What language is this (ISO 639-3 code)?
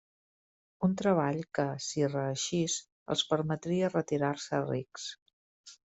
cat